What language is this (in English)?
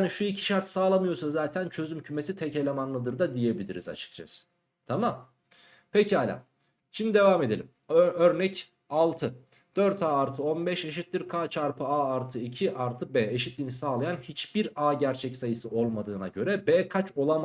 Turkish